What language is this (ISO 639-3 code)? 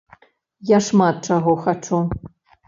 bel